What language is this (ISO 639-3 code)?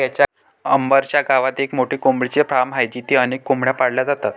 mar